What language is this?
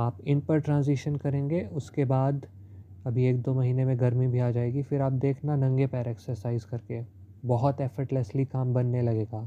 Hindi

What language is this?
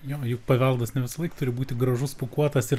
Lithuanian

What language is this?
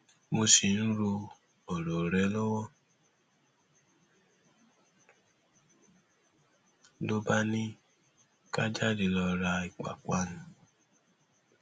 Yoruba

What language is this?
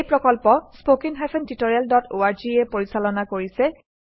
Assamese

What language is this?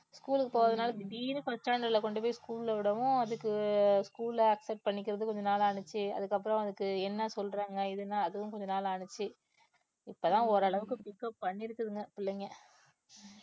Tamil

